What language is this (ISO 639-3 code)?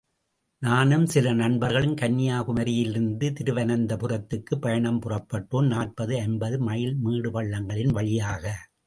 tam